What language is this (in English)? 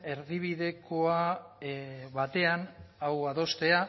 Basque